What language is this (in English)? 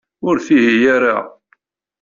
Kabyle